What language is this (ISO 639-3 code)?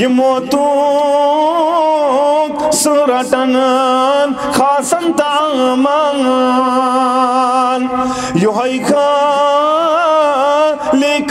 tur